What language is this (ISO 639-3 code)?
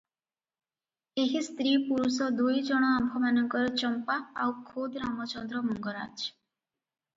ori